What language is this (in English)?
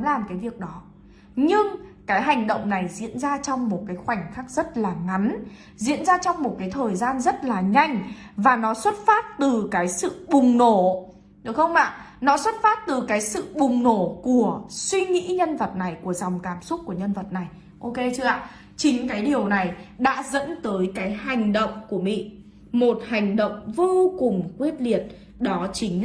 Vietnamese